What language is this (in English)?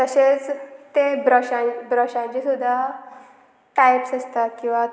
Konkani